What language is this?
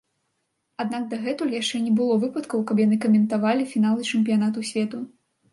Belarusian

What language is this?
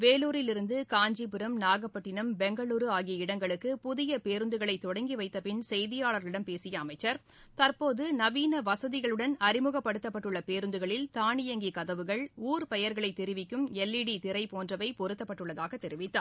Tamil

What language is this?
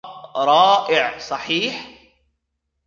Arabic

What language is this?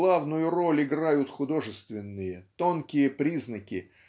Russian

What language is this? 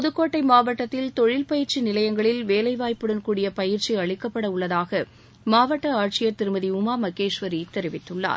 Tamil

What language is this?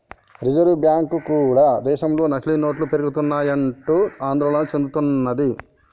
Telugu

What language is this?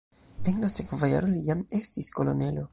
Esperanto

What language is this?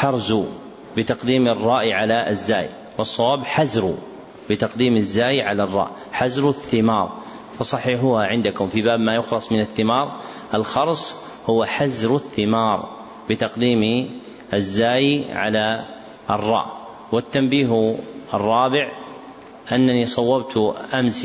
Arabic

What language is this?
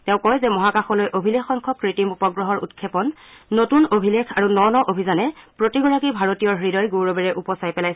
Assamese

